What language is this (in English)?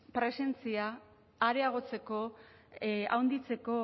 Basque